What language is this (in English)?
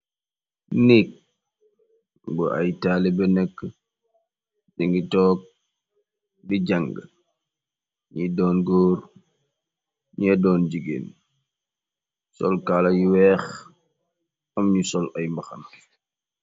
Wolof